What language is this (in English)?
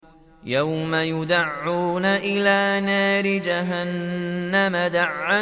Arabic